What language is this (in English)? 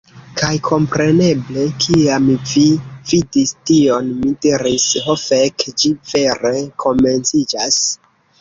Esperanto